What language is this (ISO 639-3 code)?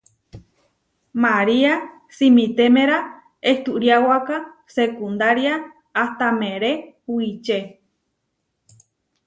var